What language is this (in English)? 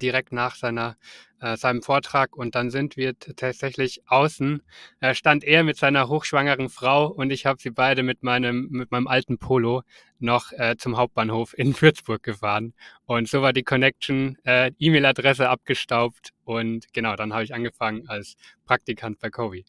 German